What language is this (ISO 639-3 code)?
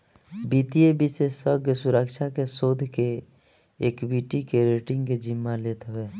bho